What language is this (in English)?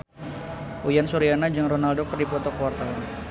Sundanese